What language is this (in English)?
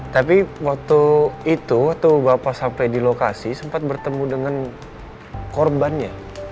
Indonesian